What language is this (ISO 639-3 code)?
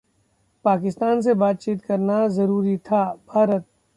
hin